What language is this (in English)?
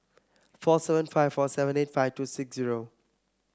English